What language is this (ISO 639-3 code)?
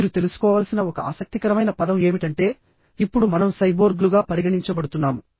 tel